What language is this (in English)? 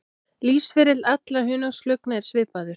Icelandic